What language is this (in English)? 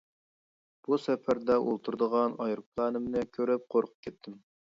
Uyghur